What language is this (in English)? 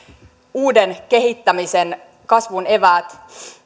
Finnish